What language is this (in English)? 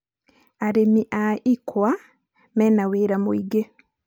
Kikuyu